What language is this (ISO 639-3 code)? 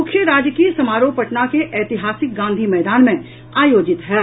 mai